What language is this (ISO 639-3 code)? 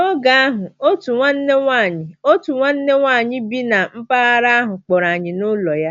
ibo